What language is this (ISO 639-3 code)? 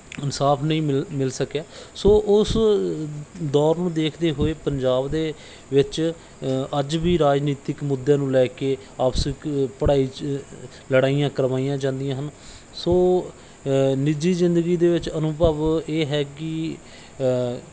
pan